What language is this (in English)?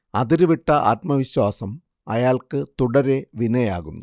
Malayalam